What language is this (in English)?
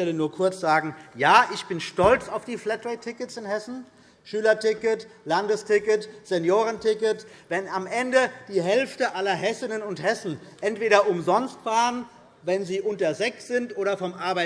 German